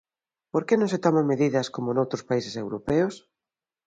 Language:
Galician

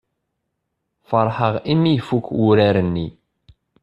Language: Kabyle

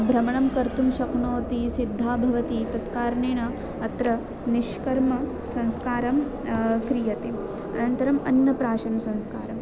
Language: Sanskrit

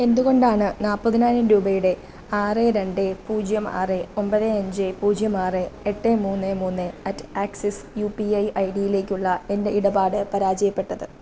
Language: Malayalam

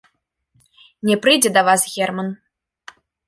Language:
Belarusian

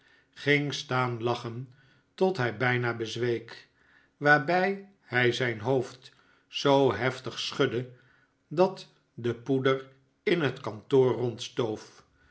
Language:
Dutch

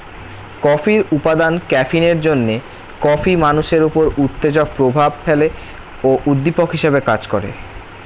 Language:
Bangla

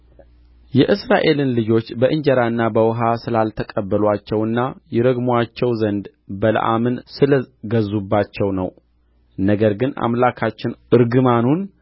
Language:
Amharic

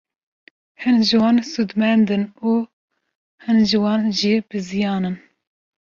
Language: Kurdish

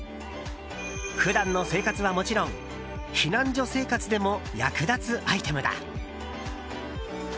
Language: Japanese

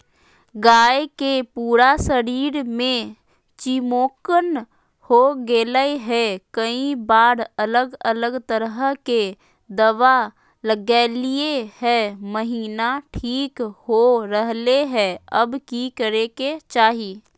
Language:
Magahi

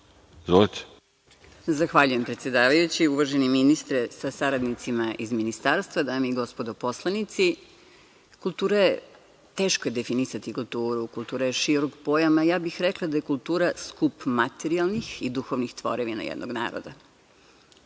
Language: Serbian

